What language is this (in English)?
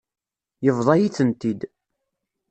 Kabyle